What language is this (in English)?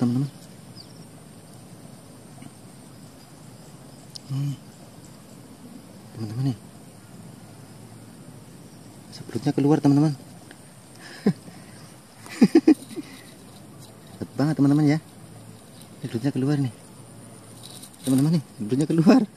Indonesian